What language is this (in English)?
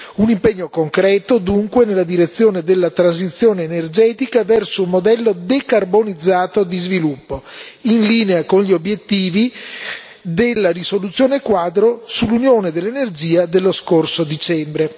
Italian